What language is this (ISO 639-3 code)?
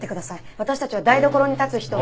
jpn